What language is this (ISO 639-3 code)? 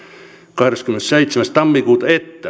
fin